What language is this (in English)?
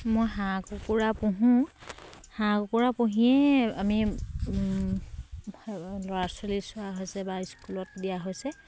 Assamese